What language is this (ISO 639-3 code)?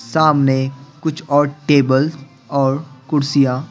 hin